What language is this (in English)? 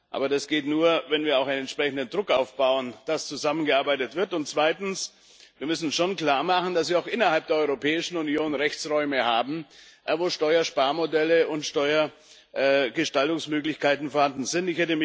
German